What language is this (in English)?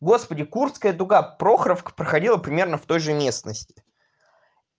Russian